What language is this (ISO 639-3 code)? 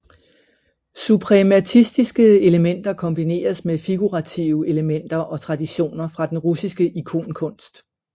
dan